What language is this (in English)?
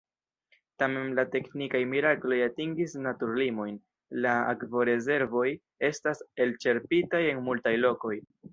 Esperanto